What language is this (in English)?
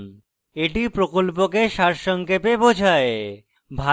Bangla